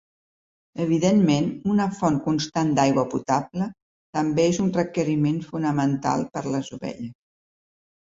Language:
Catalan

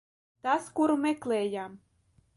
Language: Latvian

